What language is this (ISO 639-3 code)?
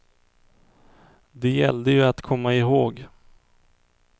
swe